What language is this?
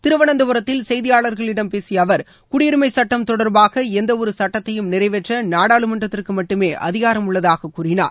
Tamil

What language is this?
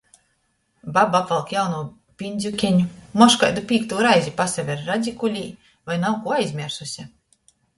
Latgalian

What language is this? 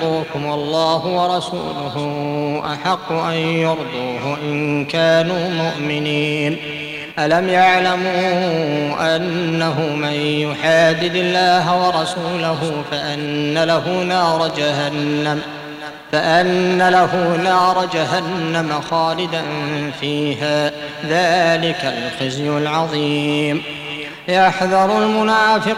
Arabic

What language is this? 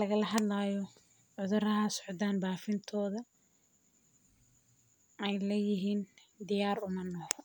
Somali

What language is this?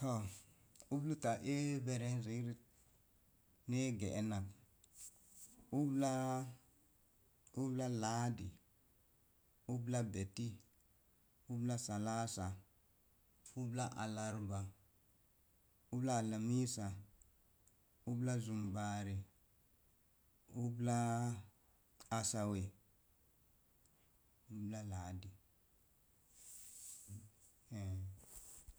Mom Jango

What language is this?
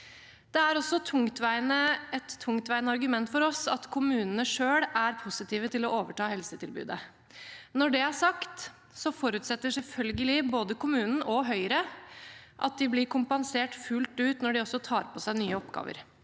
Norwegian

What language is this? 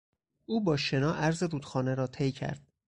Persian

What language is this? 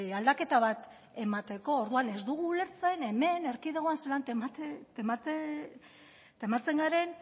Basque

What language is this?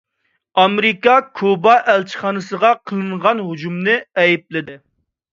Uyghur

